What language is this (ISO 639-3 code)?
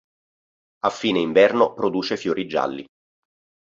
ita